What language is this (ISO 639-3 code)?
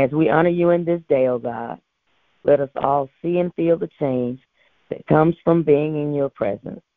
eng